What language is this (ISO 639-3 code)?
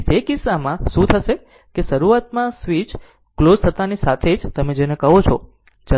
guj